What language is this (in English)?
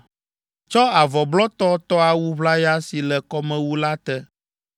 Ewe